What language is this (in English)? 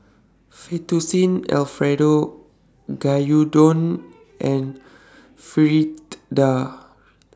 English